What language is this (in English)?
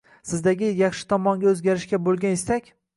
Uzbek